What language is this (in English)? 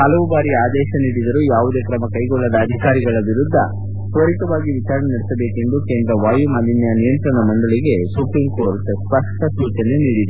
Kannada